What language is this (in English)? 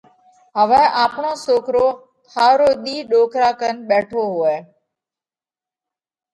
Parkari Koli